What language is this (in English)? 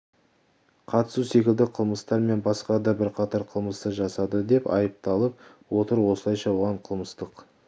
Kazakh